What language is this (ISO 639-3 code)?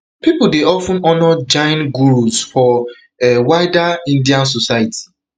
pcm